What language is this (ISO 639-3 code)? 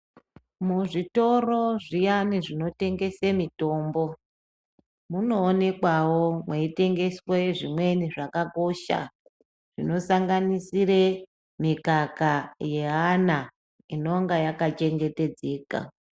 ndc